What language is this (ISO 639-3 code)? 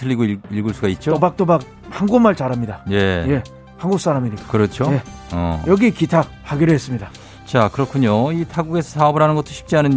kor